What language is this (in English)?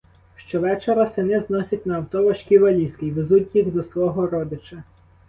Ukrainian